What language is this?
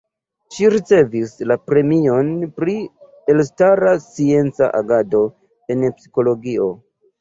Esperanto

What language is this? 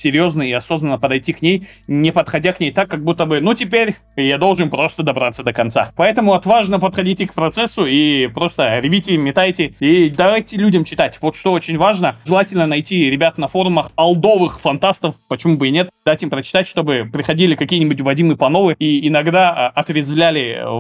Russian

